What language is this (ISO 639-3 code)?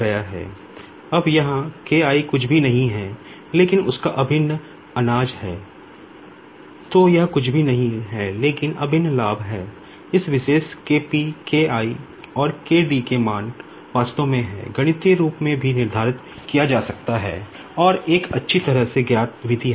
hin